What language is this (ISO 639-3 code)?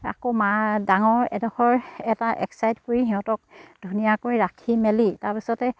asm